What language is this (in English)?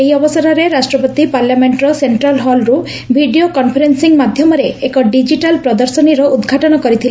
Odia